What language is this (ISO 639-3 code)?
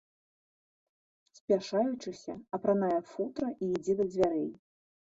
bel